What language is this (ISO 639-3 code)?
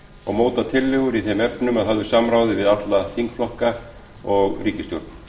isl